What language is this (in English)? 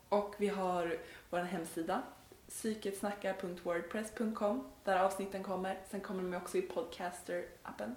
Swedish